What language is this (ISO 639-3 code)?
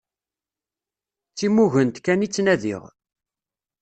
kab